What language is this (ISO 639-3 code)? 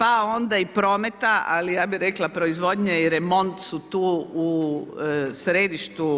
hrv